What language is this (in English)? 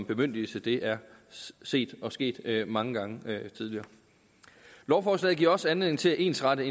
Danish